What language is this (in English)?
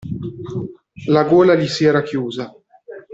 Italian